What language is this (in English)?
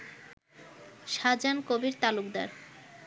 Bangla